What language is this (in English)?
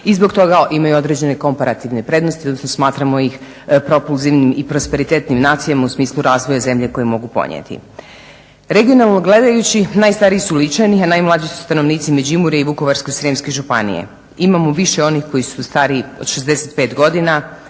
Croatian